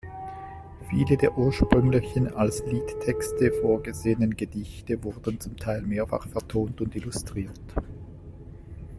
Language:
German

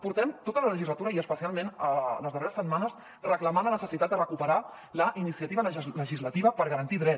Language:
Catalan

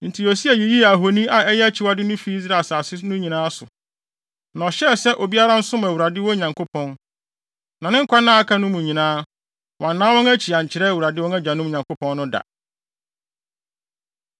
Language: Akan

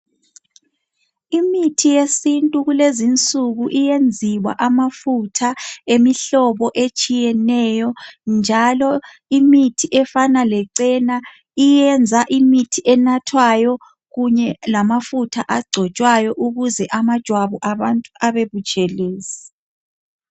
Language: North Ndebele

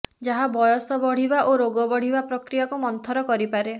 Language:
Odia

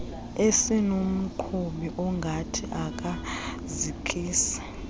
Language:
Xhosa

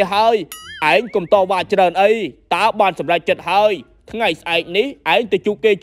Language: Vietnamese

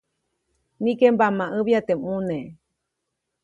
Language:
Copainalá Zoque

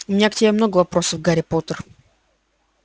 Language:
Russian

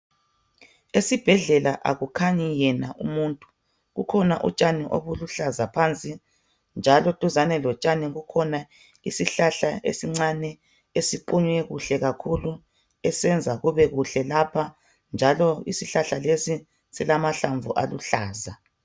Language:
North Ndebele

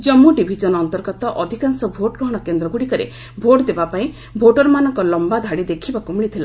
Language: Odia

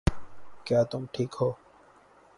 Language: Urdu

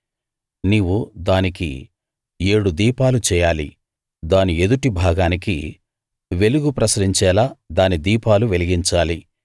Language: Telugu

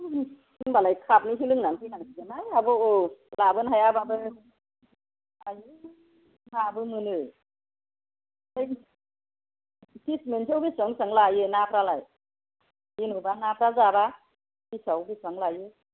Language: Bodo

